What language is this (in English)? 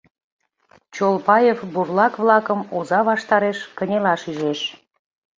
Mari